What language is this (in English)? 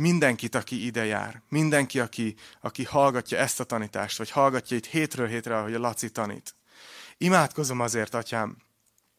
Hungarian